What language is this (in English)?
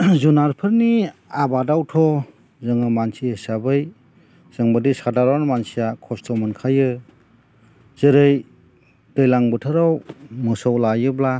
Bodo